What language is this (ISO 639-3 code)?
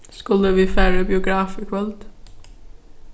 fao